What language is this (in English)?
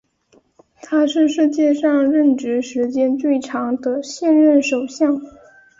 Chinese